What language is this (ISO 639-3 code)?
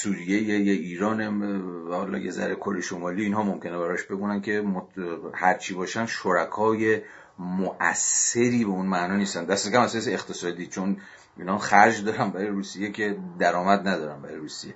fas